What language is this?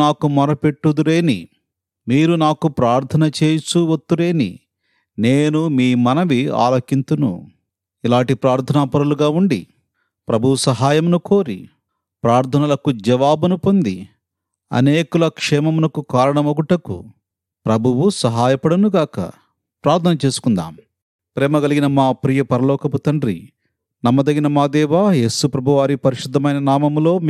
Telugu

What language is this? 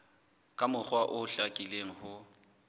Southern Sotho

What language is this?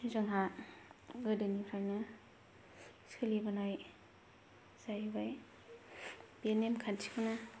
Bodo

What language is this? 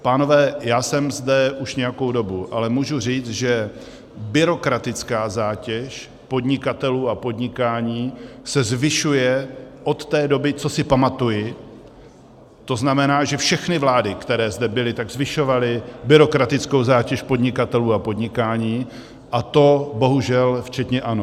Czech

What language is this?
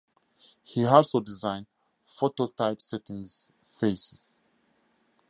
English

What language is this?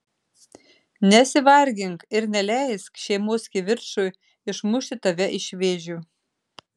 Lithuanian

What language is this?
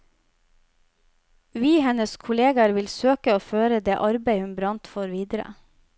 Norwegian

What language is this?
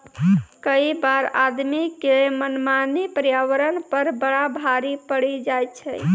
Maithili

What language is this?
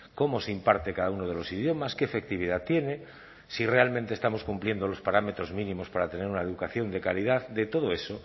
Spanish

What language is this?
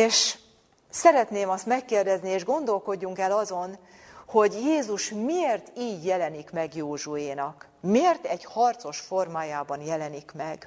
Hungarian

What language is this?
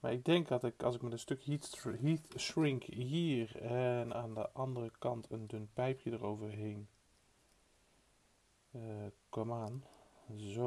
Dutch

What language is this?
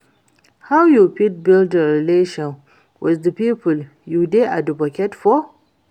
Nigerian Pidgin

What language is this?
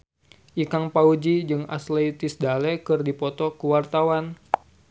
Sundanese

